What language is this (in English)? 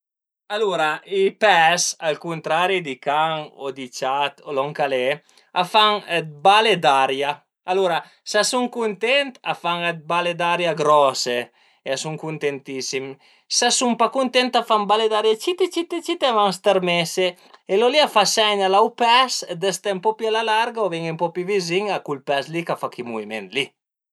Piedmontese